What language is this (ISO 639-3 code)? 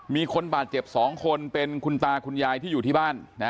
tha